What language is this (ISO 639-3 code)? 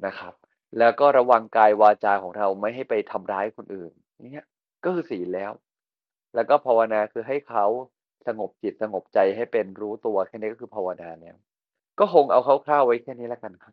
tha